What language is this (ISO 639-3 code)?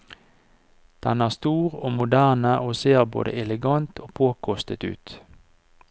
nor